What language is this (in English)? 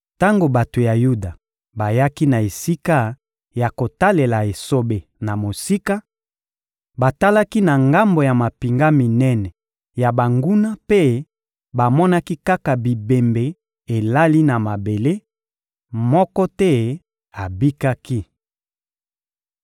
Lingala